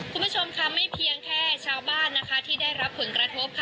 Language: Thai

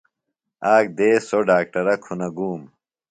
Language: Phalura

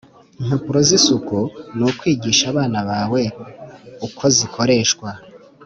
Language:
Kinyarwanda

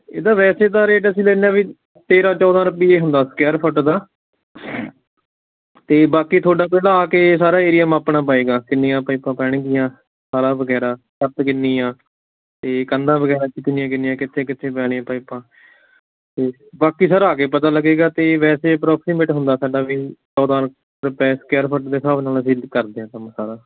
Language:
Punjabi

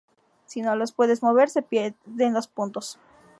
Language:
Spanish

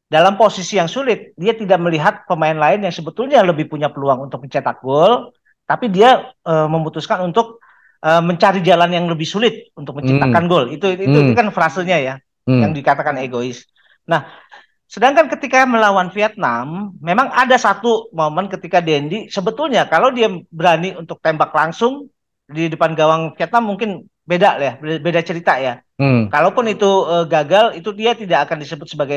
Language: Indonesian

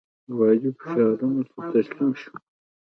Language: Pashto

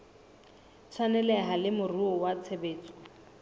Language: Southern Sotho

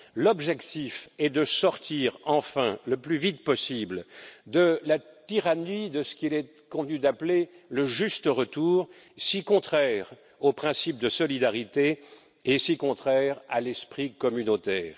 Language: French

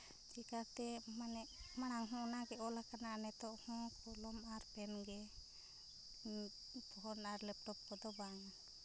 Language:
Santali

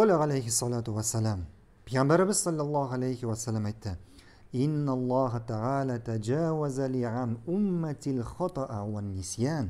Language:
Turkish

